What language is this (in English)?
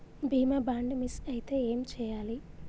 Telugu